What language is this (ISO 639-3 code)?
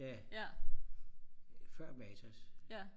dan